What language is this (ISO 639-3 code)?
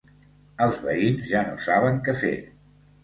cat